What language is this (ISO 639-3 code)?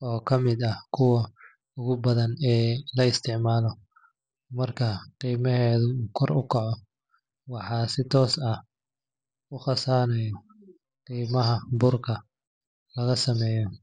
som